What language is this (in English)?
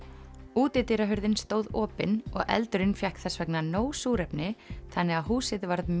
Icelandic